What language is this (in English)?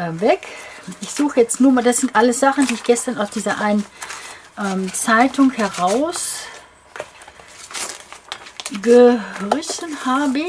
German